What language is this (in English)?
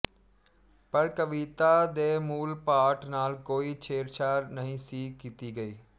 Punjabi